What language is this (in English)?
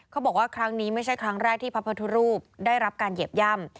Thai